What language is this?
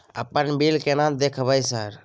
Maithili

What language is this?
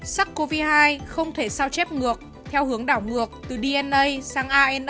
Vietnamese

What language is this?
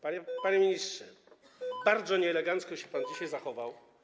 Polish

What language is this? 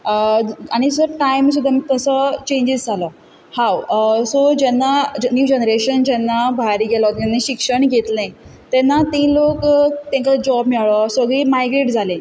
Konkani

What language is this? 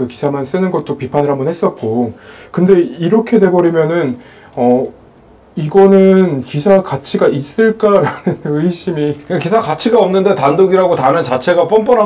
Korean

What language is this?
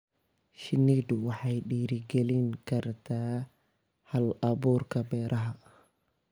Somali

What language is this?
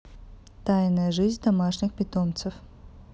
Russian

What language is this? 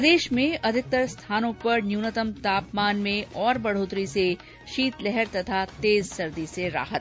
Hindi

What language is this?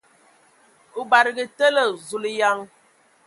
Ewondo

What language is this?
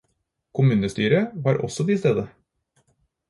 Norwegian Bokmål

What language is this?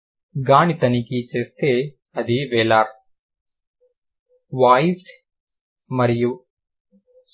Telugu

